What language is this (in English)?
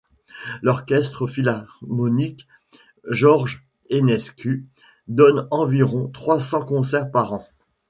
French